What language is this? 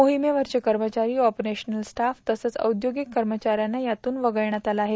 Marathi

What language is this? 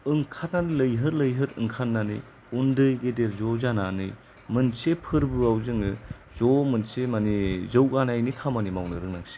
Bodo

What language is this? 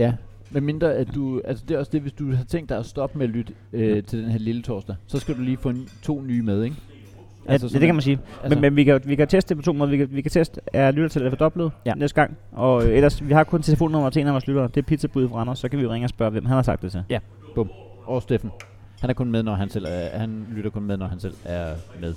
Danish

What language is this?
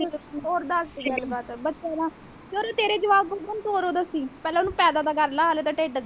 Punjabi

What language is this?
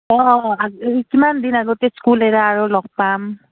Assamese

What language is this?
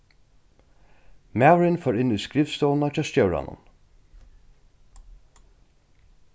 Faroese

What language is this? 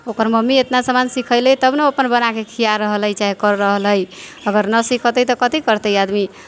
Maithili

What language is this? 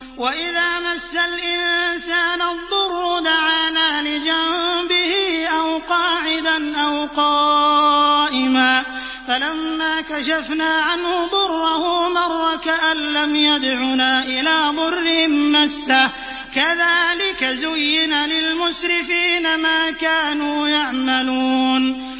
Arabic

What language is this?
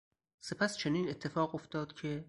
Persian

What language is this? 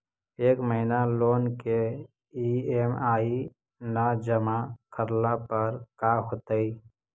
Magahi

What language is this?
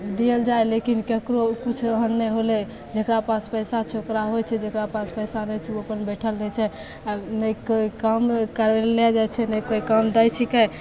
Maithili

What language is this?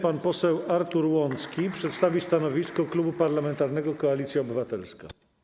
Polish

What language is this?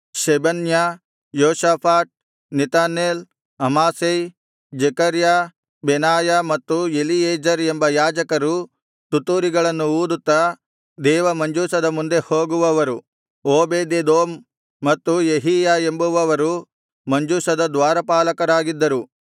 Kannada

